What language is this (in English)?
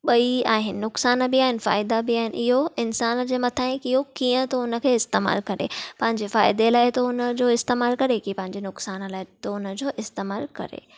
Sindhi